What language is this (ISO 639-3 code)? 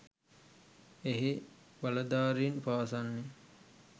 sin